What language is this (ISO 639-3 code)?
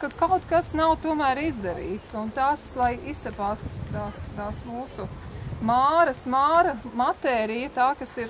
lav